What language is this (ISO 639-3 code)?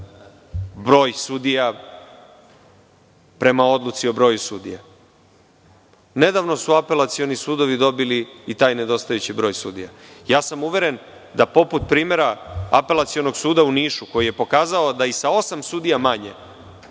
srp